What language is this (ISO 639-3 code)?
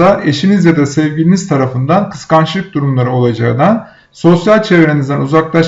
tur